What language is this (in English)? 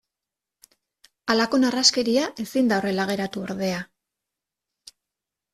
Basque